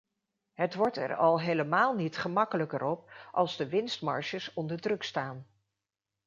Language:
Dutch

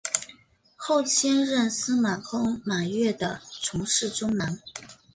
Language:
Chinese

